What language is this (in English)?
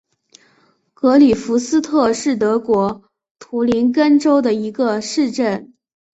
Chinese